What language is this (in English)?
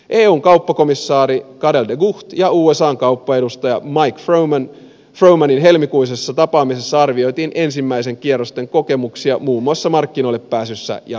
Finnish